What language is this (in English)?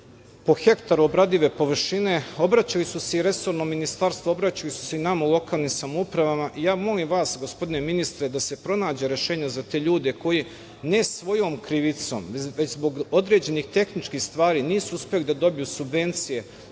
Serbian